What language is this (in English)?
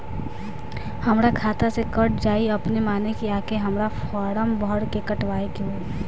Bhojpuri